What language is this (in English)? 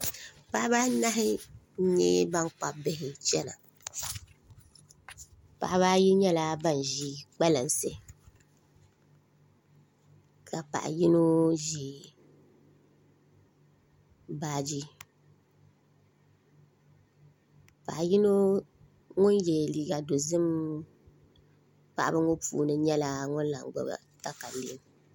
Dagbani